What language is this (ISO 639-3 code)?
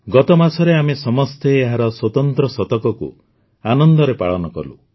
ori